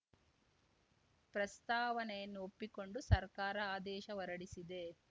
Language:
Kannada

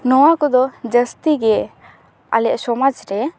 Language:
Santali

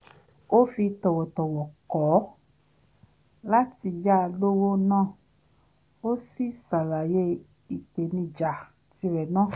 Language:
Yoruba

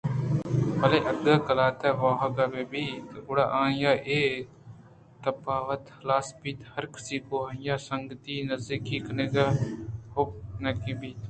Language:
Eastern Balochi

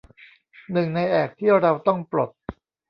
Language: Thai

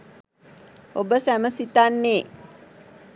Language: Sinhala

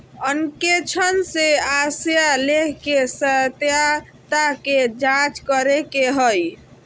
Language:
Magahi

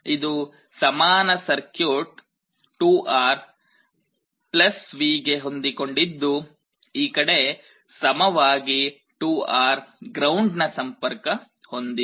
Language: Kannada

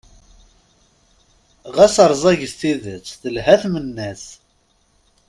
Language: Kabyle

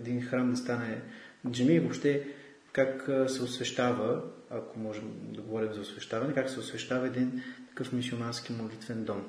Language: Bulgarian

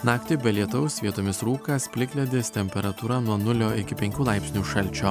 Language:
Lithuanian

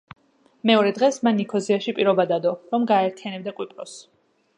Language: Georgian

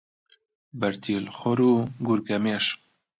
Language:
Central Kurdish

